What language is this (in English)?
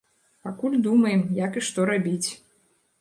Belarusian